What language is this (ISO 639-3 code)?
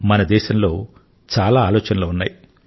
tel